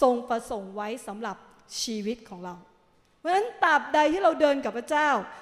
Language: Thai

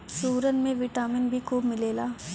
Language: Bhojpuri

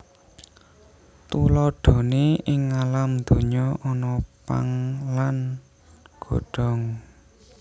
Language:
Javanese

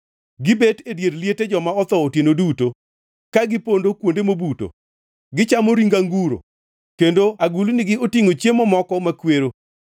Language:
Luo (Kenya and Tanzania)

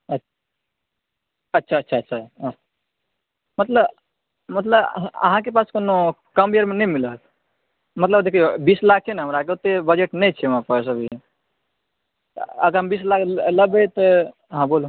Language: Maithili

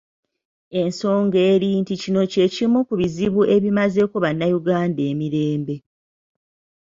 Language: Ganda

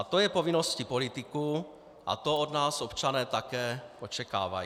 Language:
Czech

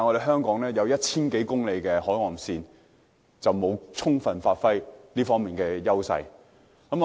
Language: Cantonese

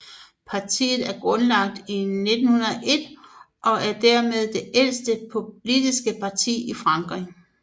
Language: Danish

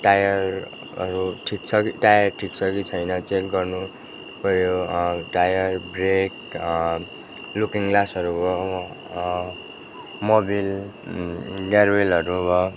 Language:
Nepali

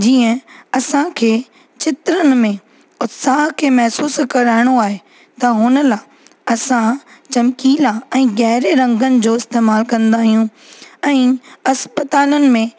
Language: Sindhi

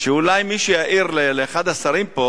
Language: Hebrew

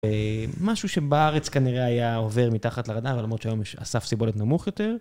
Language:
Hebrew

